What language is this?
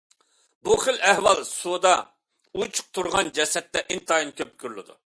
Uyghur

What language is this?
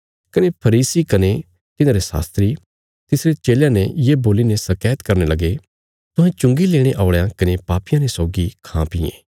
Bilaspuri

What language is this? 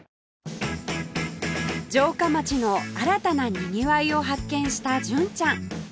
Japanese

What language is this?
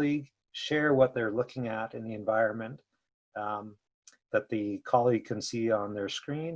English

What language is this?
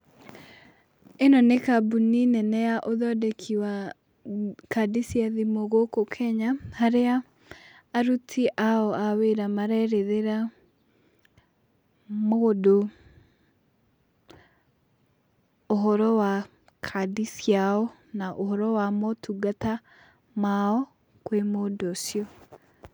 Kikuyu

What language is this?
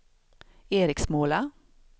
Swedish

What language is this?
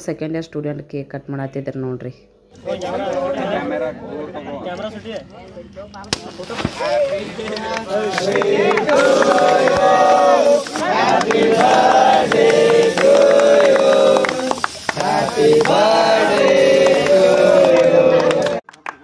Romanian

